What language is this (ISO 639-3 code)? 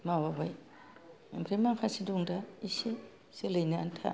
brx